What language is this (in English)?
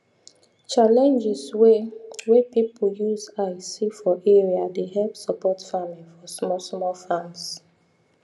Nigerian Pidgin